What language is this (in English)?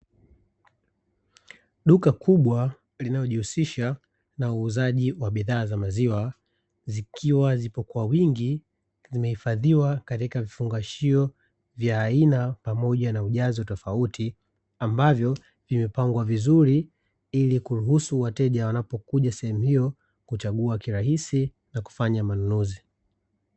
Swahili